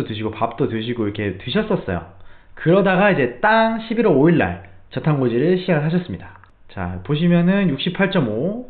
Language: Korean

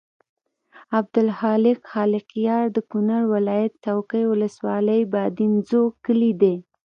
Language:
Pashto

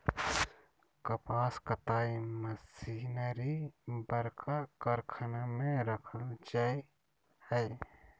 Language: Magahi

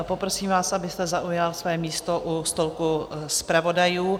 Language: Czech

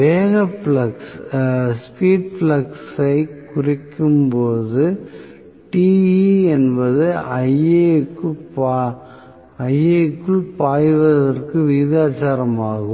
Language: Tamil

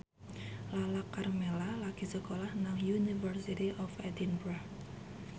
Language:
Javanese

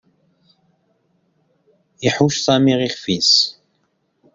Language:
Kabyle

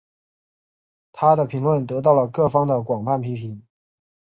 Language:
Chinese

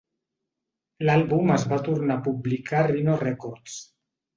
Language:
Catalan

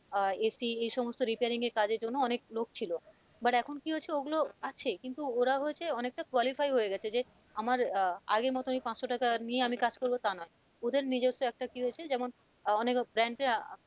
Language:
Bangla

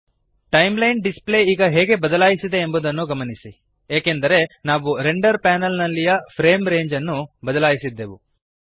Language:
Kannada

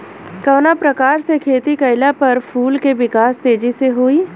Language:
Bhojpuri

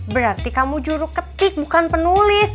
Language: Indonesian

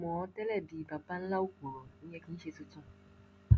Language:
Yoruba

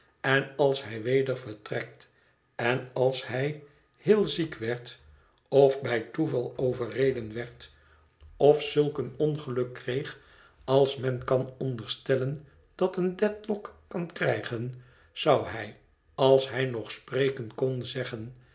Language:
Dutch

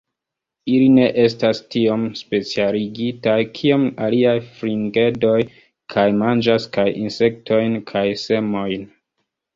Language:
Esperanto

